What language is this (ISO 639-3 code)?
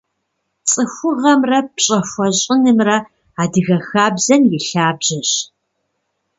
kbd